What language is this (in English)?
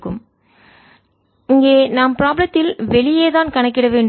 Tamil